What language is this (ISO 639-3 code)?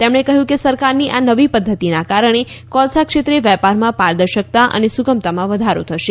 guj